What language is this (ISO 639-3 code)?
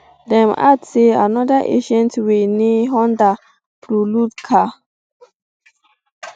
pcm